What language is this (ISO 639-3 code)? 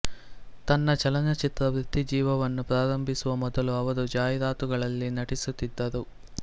kan